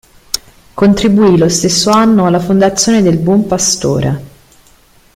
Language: Italian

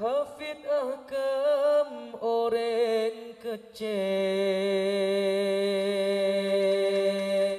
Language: Indonesian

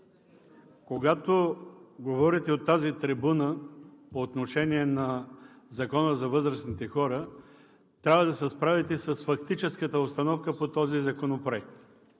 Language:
Bulgarian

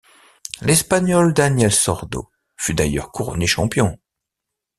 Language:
French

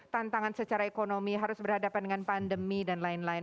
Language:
Indonesian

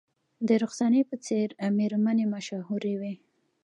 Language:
Pashto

